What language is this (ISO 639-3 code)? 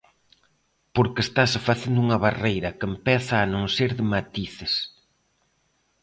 glg